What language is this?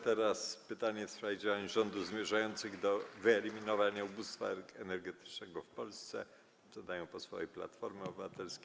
Polish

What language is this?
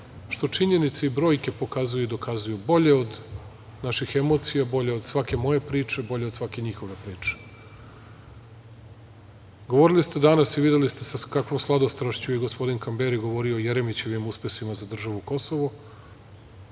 Serbian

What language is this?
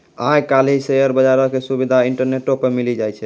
Maithili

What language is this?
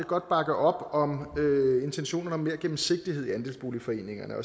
Danish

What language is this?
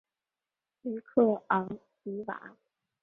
Chinese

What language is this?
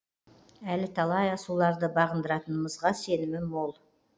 Kazakh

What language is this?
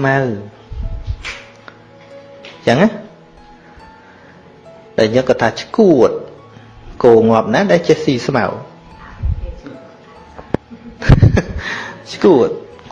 Vietnamese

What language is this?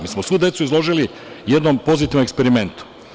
Serbian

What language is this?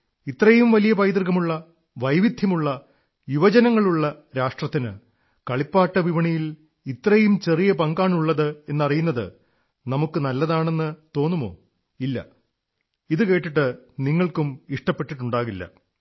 Malayalam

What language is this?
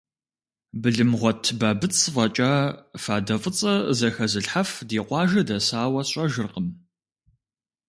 Kabardian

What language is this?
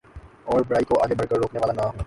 Urdu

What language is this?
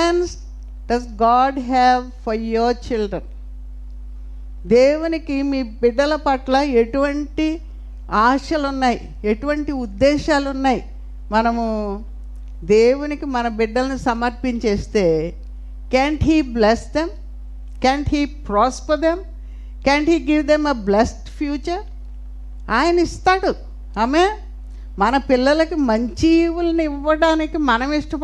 Telugu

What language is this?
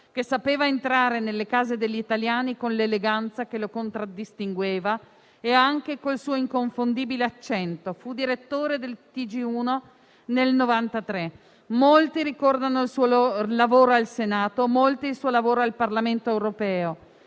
Italian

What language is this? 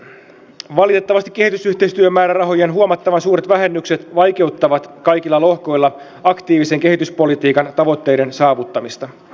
Finnish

